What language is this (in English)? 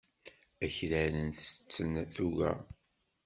Kabyle